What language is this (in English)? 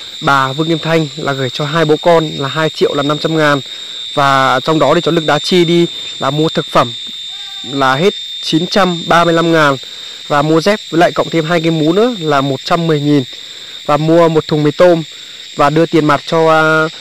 Vietnamese